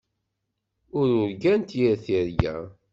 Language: Kabyle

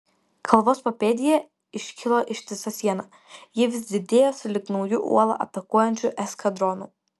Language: Lithuanian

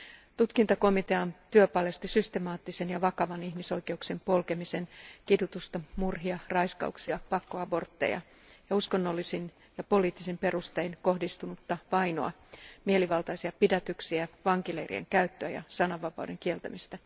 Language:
Finnish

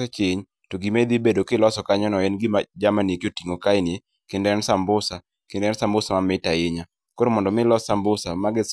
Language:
Luo (Kenya and Tanzania)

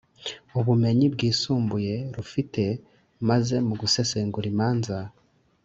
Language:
Kinyarwanda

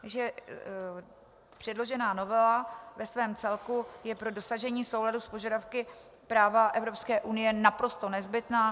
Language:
Czech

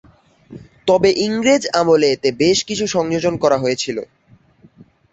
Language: Bangla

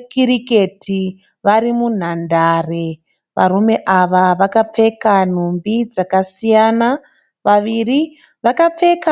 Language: Shona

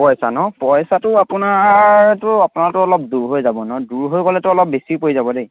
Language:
Assamese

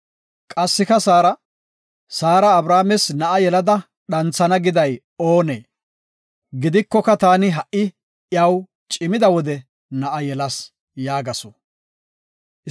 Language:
Gofa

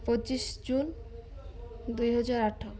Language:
Odia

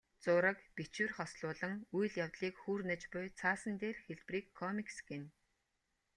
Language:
Mongolian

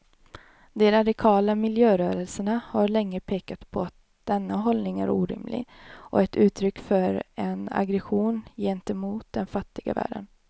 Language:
Swedish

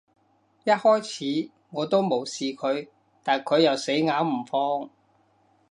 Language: Cantonese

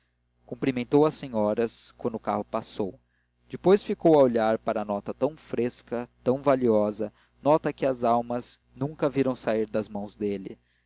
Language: Portuguese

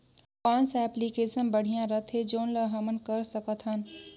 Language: Chhattisgarhi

